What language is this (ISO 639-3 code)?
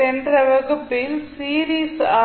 tam